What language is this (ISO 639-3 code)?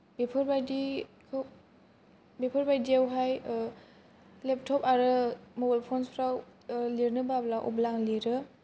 brx